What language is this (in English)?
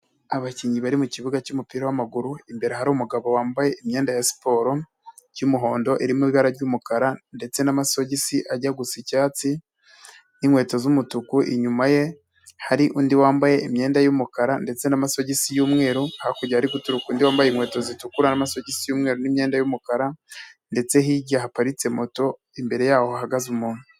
Kinyarwanda